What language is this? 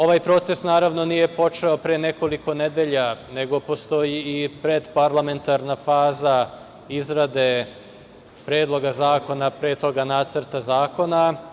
Serbian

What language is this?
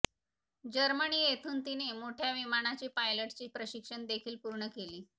Marathi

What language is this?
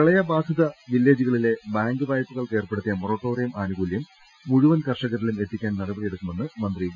Malayalam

